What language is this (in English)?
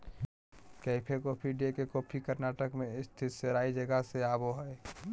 Magahi